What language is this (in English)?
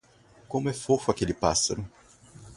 Portuguese